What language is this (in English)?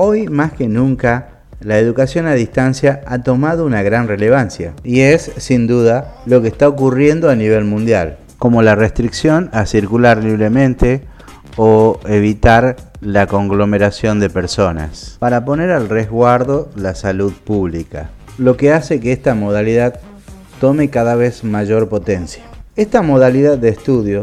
Spanish